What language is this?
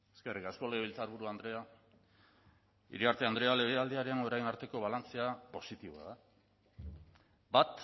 Basque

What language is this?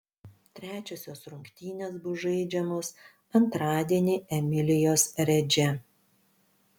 Lithuanian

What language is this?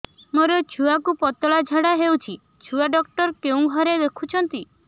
Odia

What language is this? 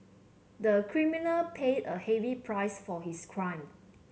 English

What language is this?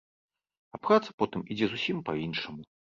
Belarusian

